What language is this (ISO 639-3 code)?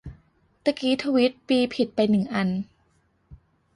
tha